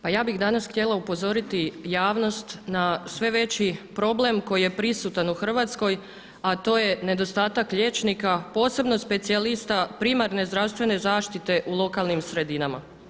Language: Croatian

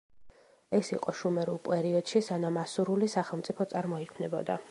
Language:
Georgian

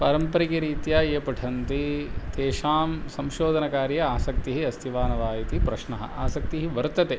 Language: Sanskrit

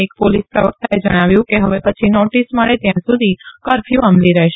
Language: Gujarati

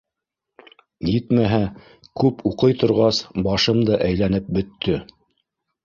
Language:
Bashkir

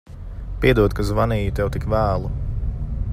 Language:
Latvian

